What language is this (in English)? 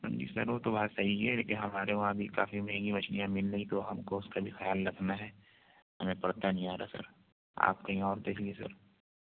Urdu